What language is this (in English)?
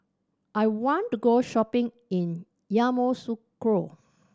English